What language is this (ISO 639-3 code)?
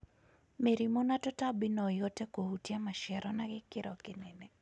kik